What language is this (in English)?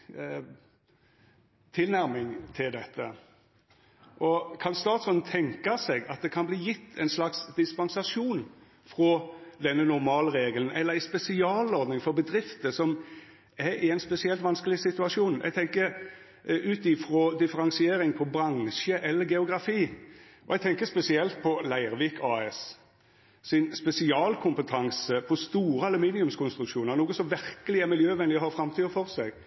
Norwegian Nynorsk